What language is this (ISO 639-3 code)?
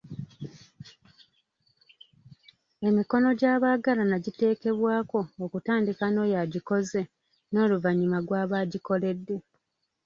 lug